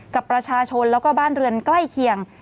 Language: Thai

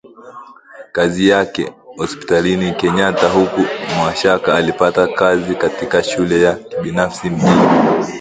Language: Swahili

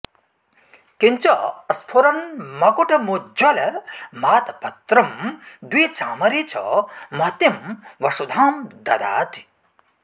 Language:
Sanskrit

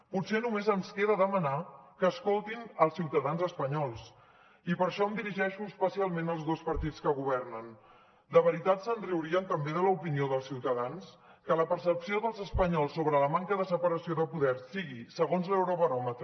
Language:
Catalan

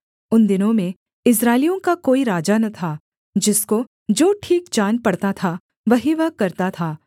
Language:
Hindi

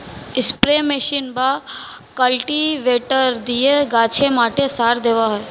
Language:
Bangla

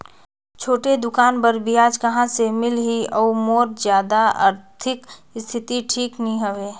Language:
Chhattisgarhi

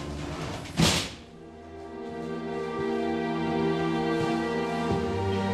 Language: Arabic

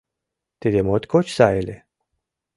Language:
Mari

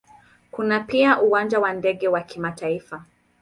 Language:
Swahili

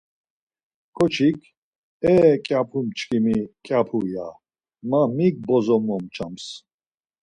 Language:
Laz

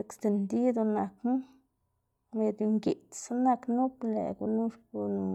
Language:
Xanaguía Zapotec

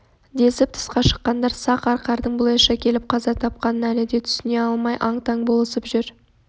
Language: Kazakh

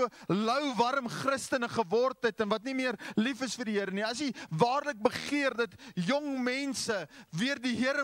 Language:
Dutch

